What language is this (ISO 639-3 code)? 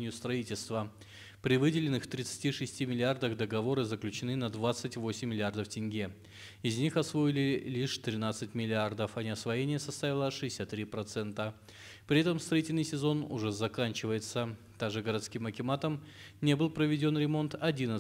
rus